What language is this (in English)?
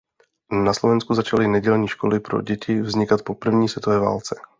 Czech